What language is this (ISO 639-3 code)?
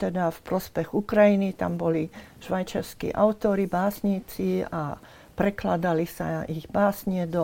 slk